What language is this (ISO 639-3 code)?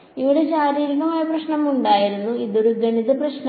mal